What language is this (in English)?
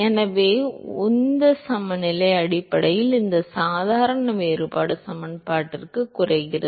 Tamil